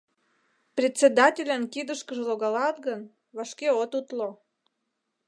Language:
Mari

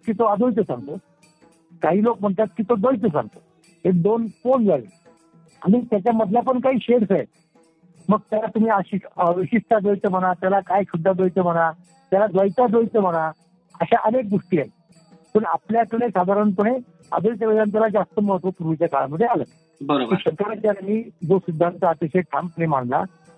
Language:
Marathi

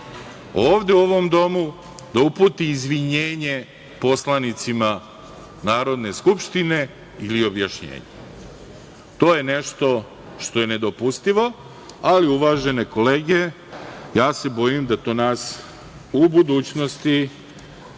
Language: Serbian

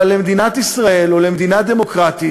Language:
Hebrew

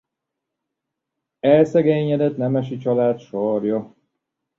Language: Hungarian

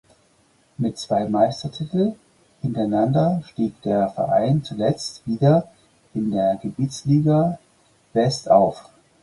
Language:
German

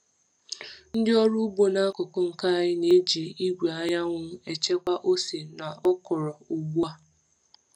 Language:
Igbo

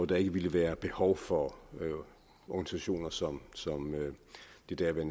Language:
Danish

